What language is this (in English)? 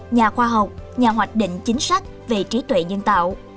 Vietnamese